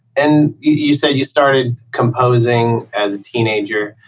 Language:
English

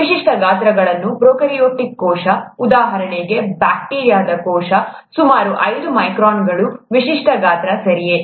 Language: Kannada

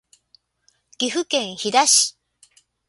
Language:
Japanese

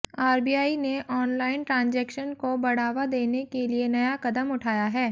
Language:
Hindi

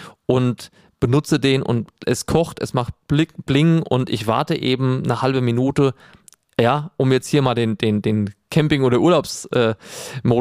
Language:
German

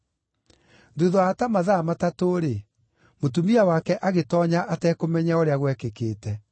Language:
Kikuyu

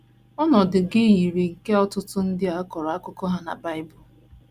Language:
Igbo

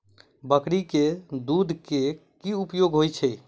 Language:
Maithili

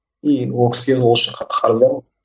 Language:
Kazakh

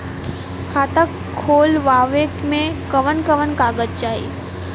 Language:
Bhojpuri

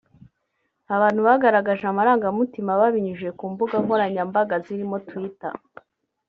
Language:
Kinyarwanda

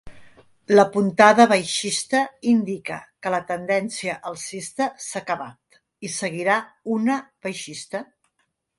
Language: Catalan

